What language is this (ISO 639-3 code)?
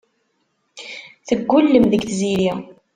kab